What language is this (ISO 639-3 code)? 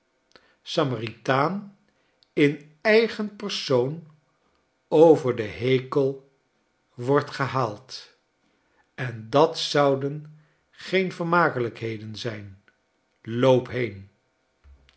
nld